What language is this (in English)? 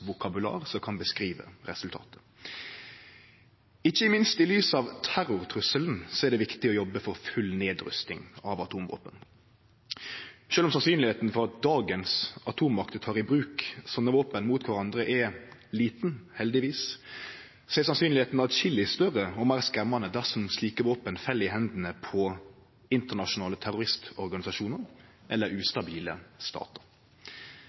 Norwegian Nynorsk